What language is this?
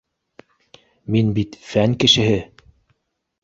Bashkir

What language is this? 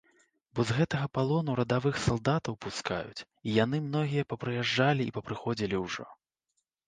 Belarusian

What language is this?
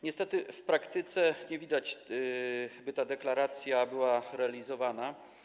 Polish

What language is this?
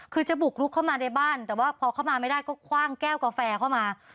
Thai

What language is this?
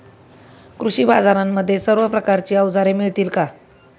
Marathi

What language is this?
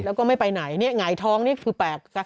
Thai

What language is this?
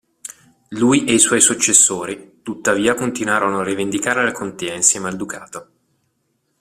Italian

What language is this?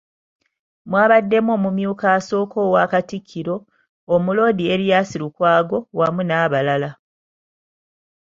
Ganda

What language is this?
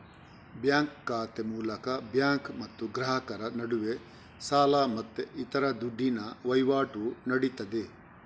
Kannada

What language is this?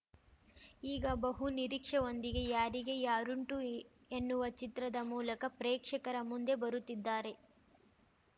Kannada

